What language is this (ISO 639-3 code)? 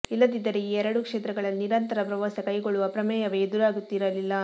kan